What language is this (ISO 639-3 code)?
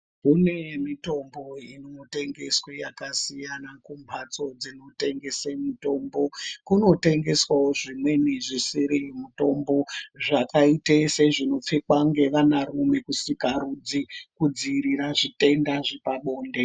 ndc